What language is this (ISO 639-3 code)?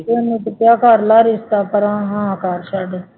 pan